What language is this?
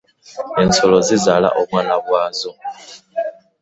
Ganda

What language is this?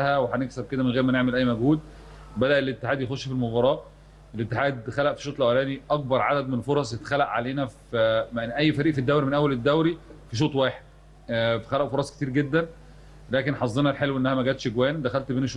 Arabic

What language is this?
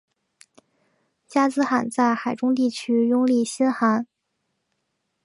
Chinese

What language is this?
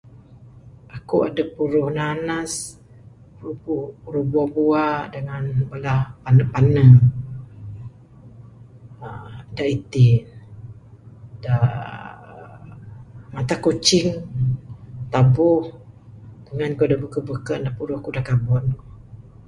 Bukar-Sadung Bidayuh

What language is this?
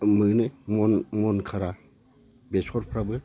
Bodo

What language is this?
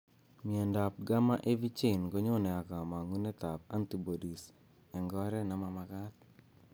Kalenjin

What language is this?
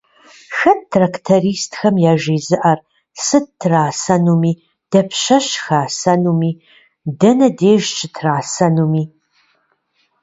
Kabardian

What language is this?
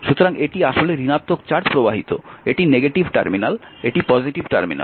Bangla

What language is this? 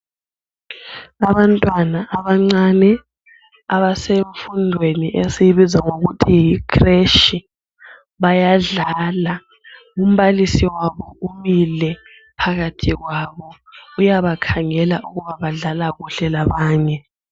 North Ndebele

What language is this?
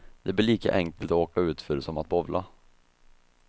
Swedish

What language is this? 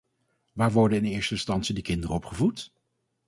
Dutch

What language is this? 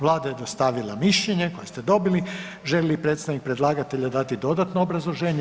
Croatian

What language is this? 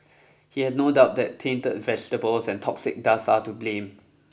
English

